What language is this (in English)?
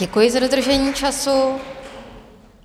Czech